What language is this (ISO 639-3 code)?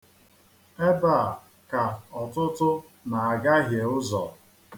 ibo